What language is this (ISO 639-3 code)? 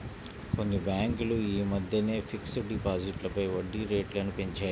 tel